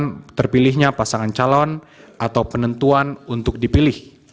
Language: Indonesian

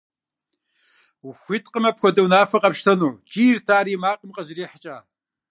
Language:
Kabardian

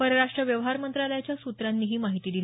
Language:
Marathi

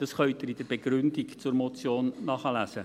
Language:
Swiss German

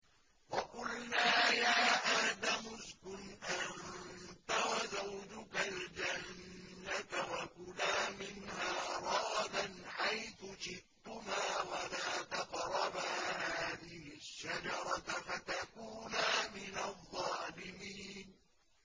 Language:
Arabic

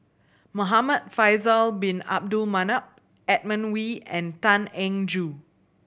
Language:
English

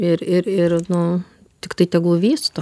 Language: Lithuanian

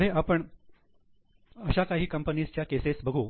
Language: Marathi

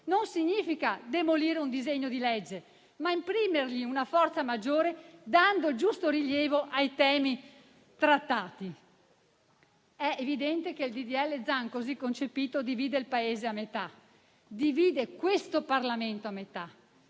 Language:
Italian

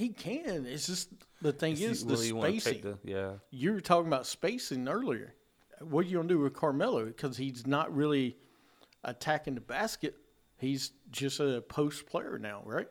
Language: English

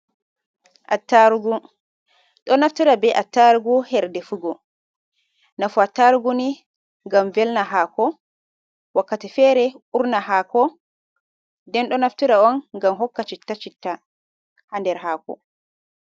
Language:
Fula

